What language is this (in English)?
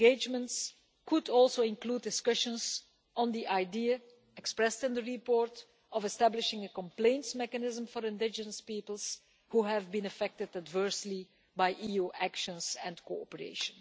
English